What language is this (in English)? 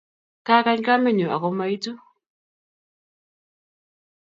Kalenjin